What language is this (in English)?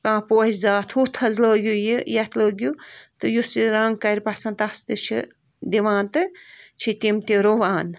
Kashmiri